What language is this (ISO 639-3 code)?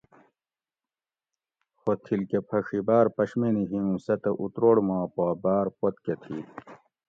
gwc